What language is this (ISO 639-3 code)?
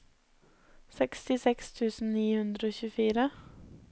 nor